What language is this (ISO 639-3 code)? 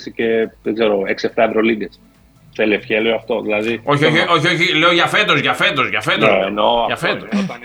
ell